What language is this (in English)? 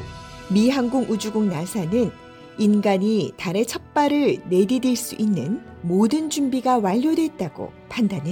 Korean